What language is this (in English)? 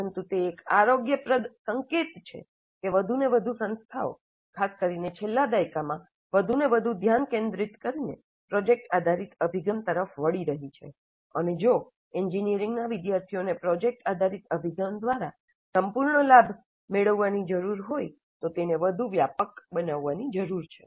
Gujarati